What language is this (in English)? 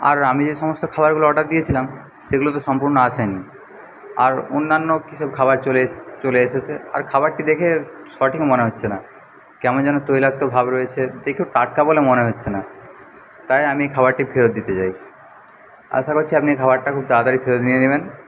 Bangla